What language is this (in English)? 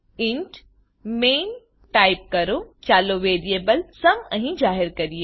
Gujarati